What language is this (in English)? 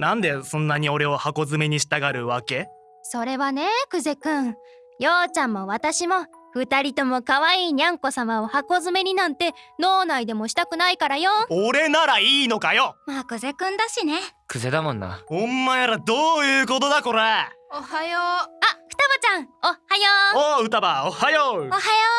Japanese